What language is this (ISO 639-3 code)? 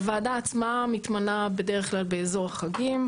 heb